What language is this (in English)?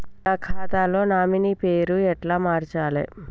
Telugu